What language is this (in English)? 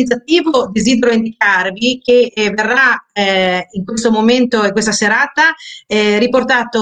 Italian